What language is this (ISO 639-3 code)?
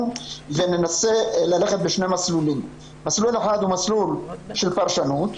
heb